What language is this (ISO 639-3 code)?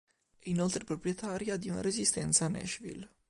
ita